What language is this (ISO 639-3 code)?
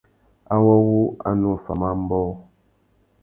bag